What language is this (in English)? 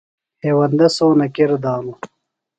Phalura